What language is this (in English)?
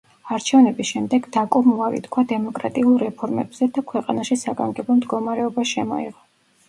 Georgian